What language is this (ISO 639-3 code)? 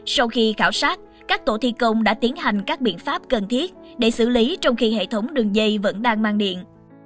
vie